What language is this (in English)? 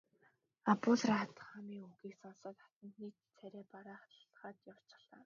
Mongolian